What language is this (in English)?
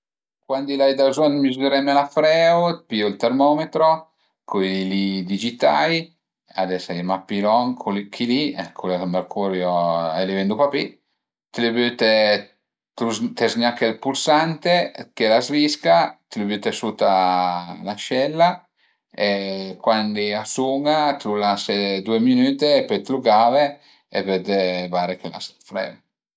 Piedmontese